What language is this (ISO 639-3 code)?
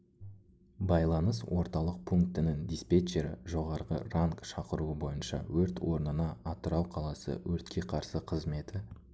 kaz